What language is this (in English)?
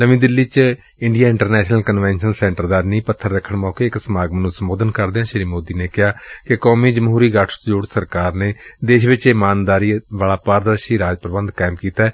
Punjabi